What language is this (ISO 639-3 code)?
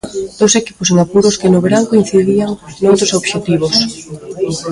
glg